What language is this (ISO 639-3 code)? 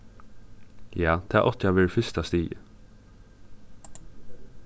fao